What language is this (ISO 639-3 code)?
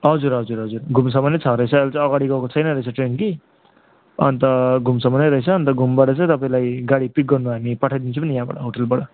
nep